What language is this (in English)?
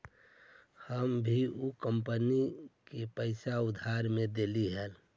Magahi